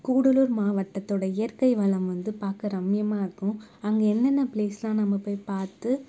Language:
Tamil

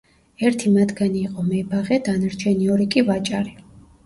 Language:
Georgian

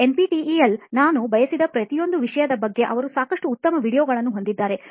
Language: Kannada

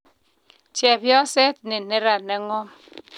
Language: Kalenjin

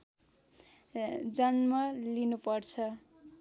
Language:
Nepali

